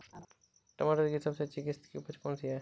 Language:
Hindi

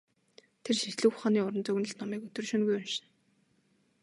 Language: Mongolian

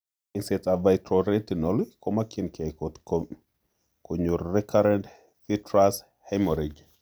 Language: Kalenjin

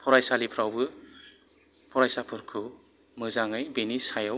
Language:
Bodo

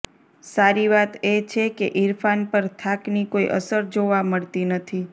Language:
Gujarati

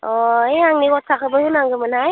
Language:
Bodo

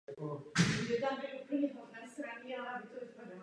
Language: Czech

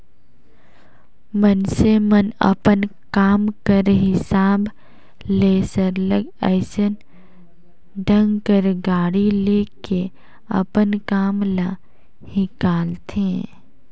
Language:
Chhattisgarhi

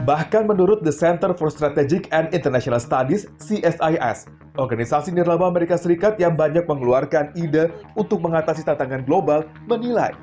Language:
Indonesian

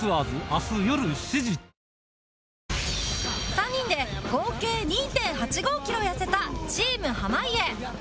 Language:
Japanese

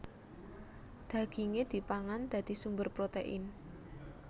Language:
Javanese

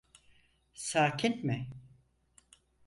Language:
Turkish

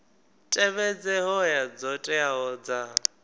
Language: Venda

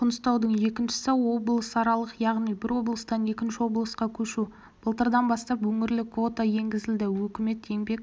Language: Kazakh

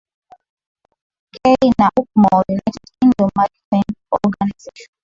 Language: Swahili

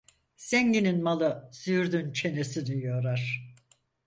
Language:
Turkish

